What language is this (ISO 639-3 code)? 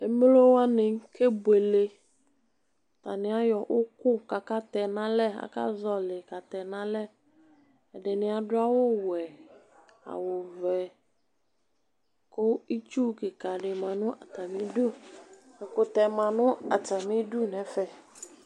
kpo